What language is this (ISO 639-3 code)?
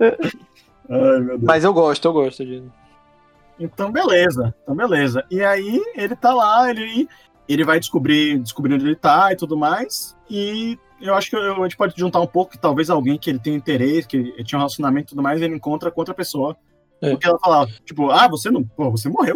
por